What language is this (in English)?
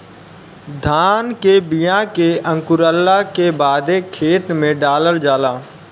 Bhojpuri